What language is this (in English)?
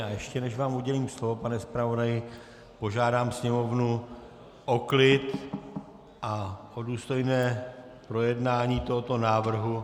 Czech